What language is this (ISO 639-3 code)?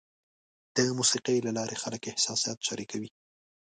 pus